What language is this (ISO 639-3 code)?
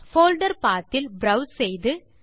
tam